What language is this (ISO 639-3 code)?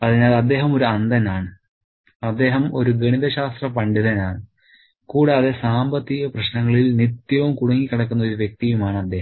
mal